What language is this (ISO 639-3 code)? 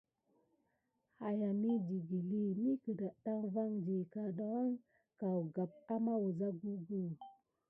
gid